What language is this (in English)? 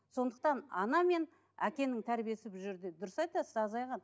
Kazakh